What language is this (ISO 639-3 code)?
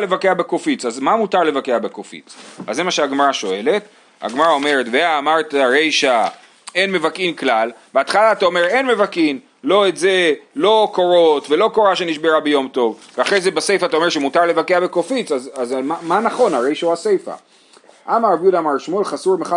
heb